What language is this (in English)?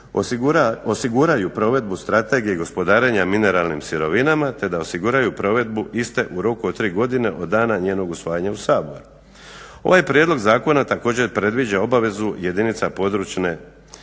Croatian